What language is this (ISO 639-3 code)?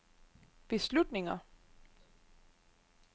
dan